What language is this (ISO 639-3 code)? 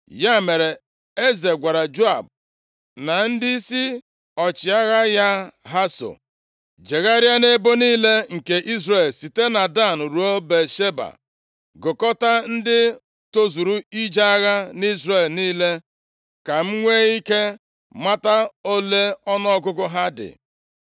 ibo